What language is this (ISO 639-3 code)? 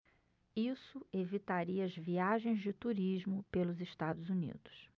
por